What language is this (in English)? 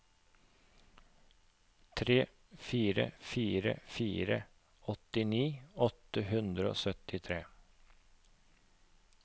Norwegian